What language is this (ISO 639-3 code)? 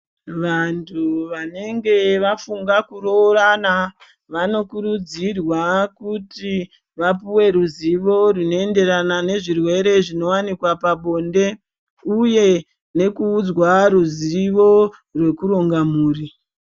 ndc